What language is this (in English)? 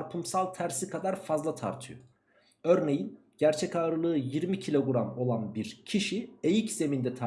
Turkish